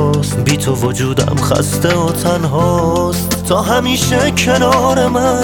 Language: Persian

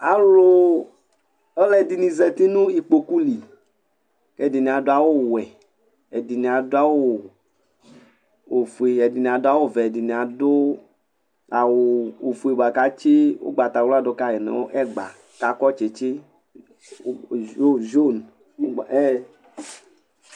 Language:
Ikposo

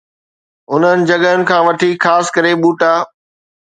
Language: Sindhi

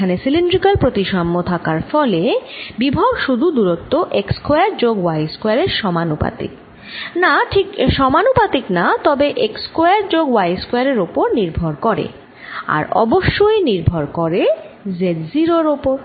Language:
Bangla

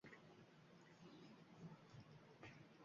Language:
Uzbek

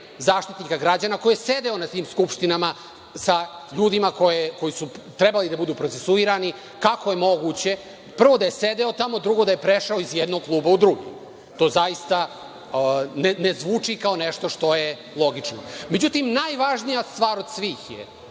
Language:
Serbian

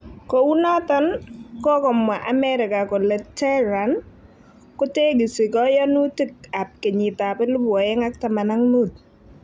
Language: Kalenjin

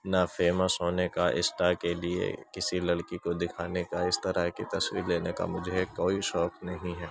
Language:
Urdu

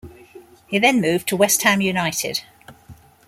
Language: English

